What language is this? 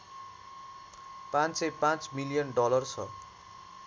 Nepali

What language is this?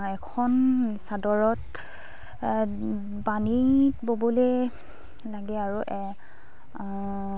Assamese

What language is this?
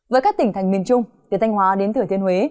Vietnamese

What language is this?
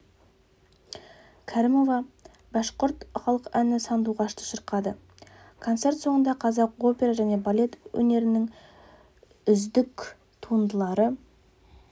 Kazakh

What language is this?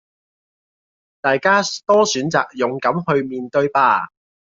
Cantonese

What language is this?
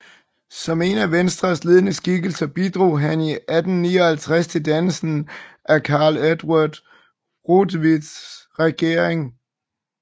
Danish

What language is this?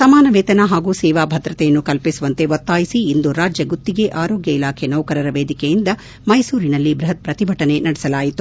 Kannada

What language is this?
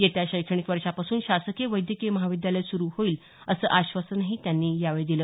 Marathi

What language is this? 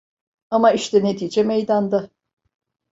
Turkish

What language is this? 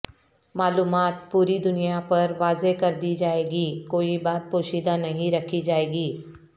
Urdu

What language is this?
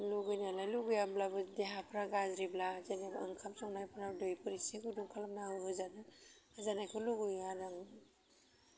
Bodo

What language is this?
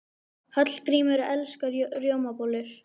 Icelandic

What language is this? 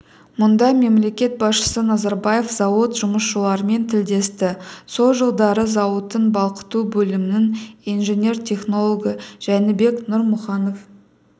Kazakh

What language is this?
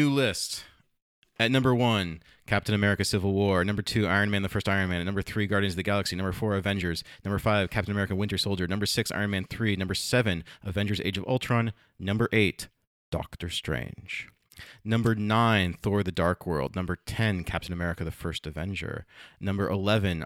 English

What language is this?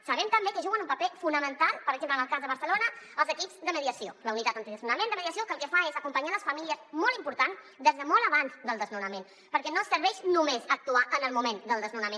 Catalan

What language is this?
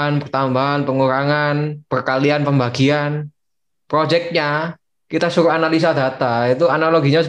Indonesian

